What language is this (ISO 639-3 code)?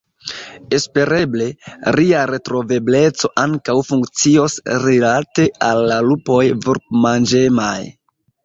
epo